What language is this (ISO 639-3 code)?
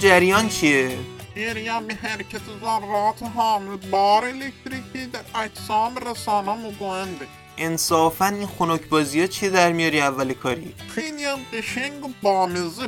fas